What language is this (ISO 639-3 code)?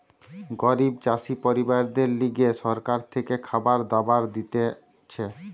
ben